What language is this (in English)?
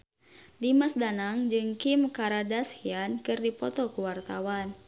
Sundanese